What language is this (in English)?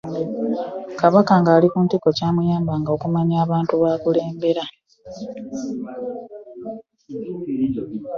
Ganda